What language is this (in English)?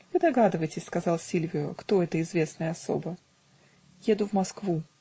Russian